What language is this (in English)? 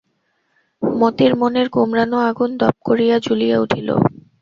Bangla